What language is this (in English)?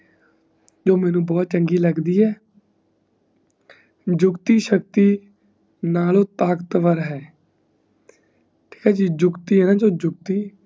Punjabi